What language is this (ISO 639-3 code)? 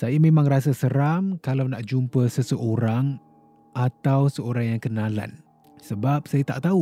msa